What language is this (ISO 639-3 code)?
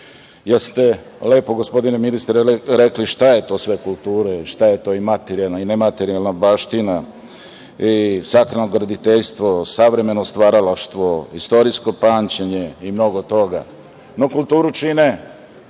srp